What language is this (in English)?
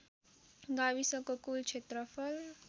Nepali